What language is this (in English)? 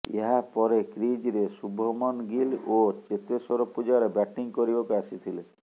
Odia